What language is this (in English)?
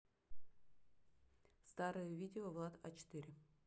Russian